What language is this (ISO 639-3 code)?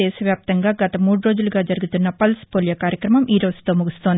tel